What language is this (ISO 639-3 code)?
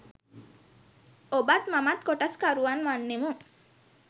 sin